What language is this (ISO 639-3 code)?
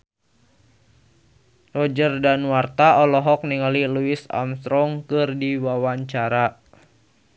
sun